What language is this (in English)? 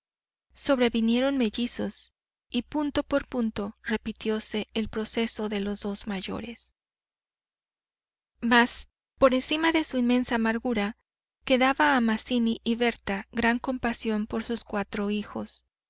Spanish